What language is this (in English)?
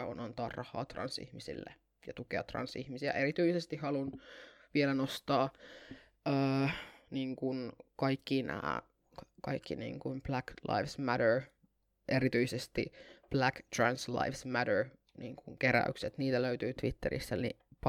Finnish